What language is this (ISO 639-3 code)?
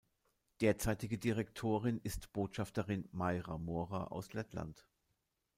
deu